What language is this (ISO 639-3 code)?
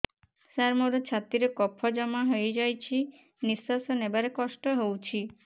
ori